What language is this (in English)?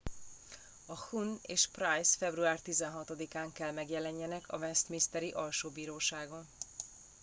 Hungarian